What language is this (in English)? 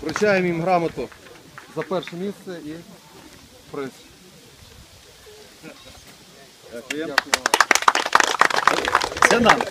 Ukrainian